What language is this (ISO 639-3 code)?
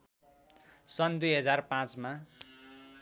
nep